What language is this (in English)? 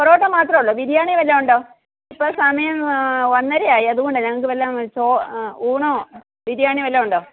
Malayalam